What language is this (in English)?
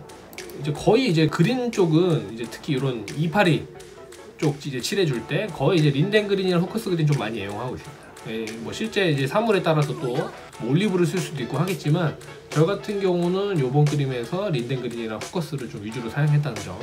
Korean